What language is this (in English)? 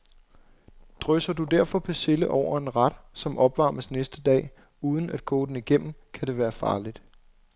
Danish